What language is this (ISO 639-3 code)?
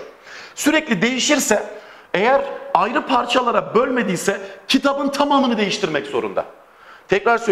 tur